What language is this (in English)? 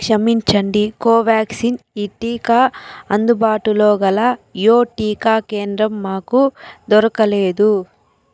Telugu